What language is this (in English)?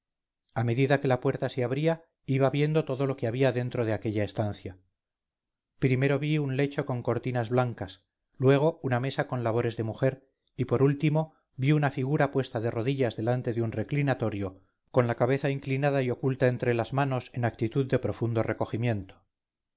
Spanish